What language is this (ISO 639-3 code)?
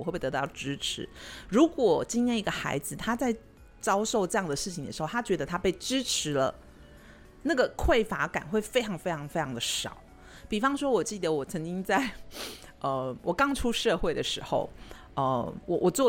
zho